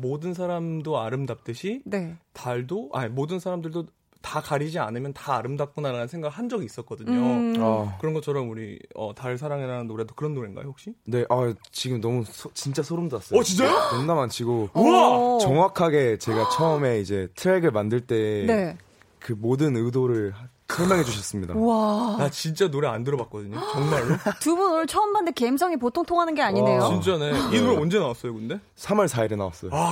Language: Korean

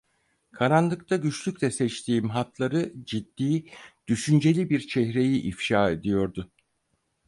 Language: Turkish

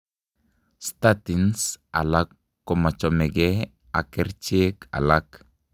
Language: Kalenjin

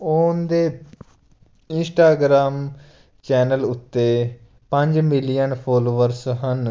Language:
Punjabi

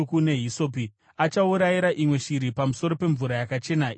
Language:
Shona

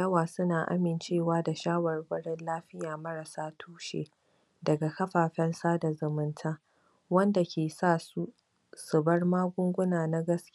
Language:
Hausa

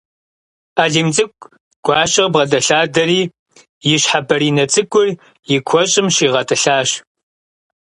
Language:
Kabardian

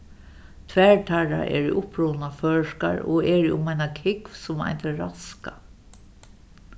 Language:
Faroese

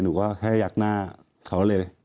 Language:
Thai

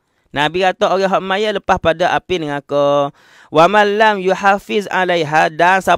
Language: Malay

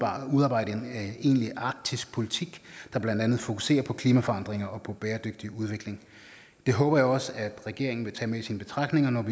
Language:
Danish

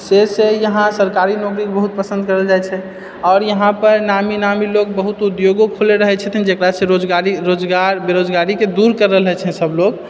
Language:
Maithili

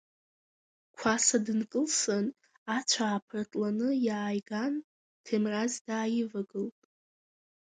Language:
Abkhazian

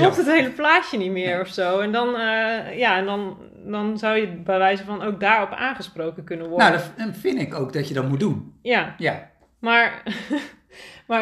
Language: Dutch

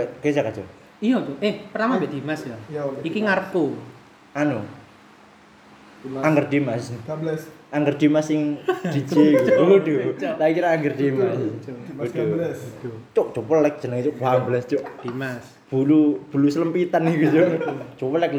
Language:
Indonesian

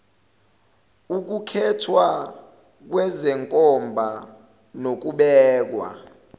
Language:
Zulu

